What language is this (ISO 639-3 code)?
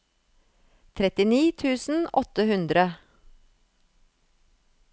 nor